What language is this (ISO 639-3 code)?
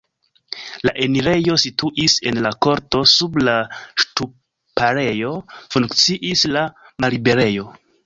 epo